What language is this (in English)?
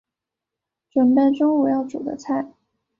Chinese